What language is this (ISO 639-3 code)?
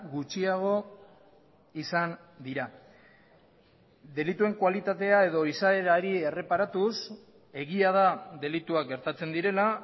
eus